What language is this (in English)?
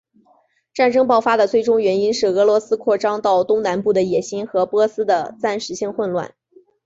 Chinese